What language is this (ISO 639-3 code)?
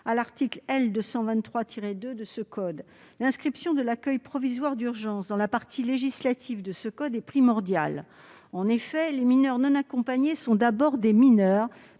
fra